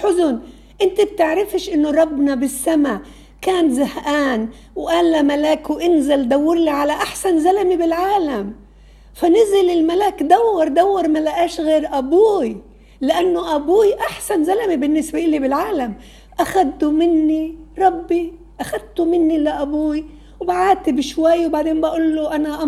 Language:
Arabic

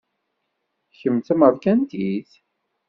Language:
Kabyle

